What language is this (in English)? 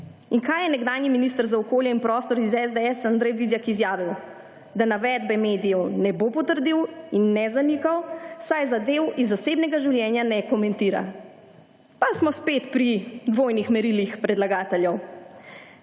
Slovenian